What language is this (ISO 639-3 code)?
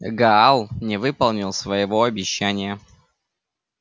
rus